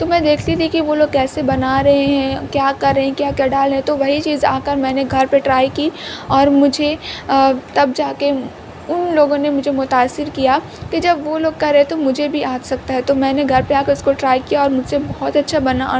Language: Urdu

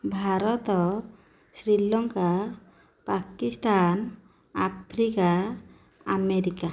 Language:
Odia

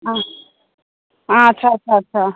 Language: Bangla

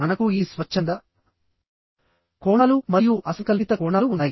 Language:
Telugu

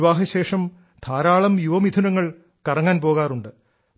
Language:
Malayalam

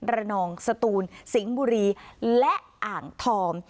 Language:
Thai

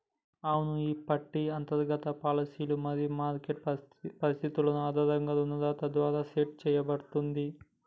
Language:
Telugu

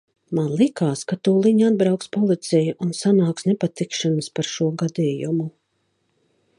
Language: Latvian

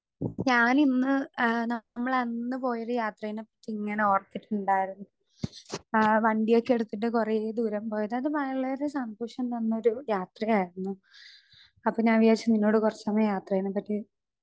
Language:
Malayalam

